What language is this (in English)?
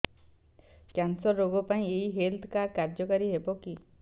Odia